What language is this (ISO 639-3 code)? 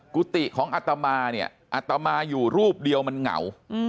tha